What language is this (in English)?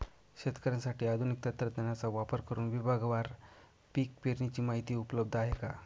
Marathi